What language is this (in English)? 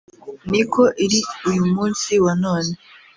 Kinyarwanda